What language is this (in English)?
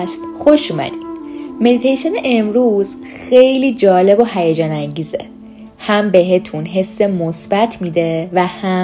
Persian